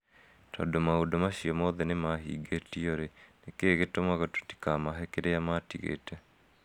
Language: Kikuyu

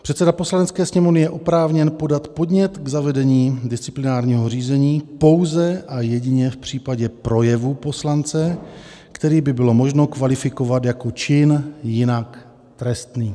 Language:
Czech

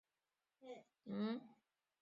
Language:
Chinese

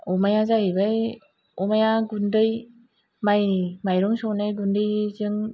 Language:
Bodo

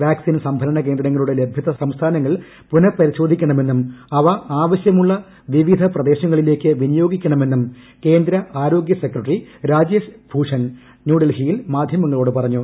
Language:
Malayalam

